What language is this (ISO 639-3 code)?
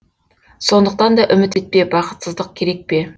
kaz